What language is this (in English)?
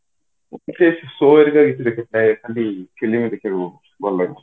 Odia